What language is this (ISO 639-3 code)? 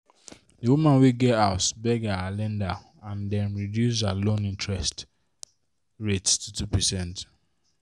pcm